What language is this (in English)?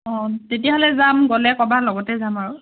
Assamese